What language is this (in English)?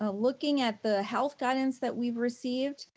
English